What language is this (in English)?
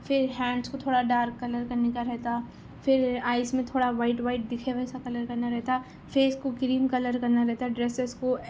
Urdu